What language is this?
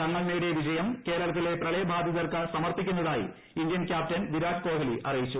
Malayalam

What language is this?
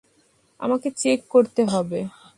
Bangla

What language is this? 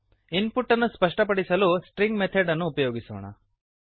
Kannada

